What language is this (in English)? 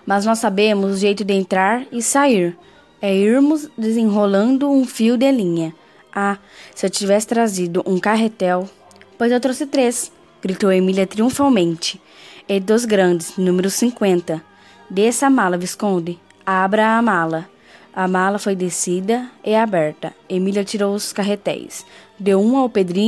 Portuguese